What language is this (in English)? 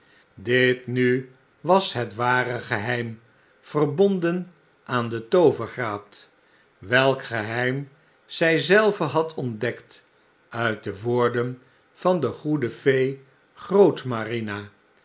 Dutch